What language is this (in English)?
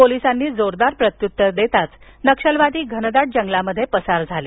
Marathi